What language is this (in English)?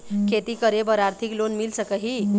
Chhattisgarhi